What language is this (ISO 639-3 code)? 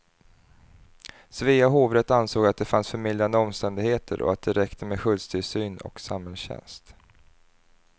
swe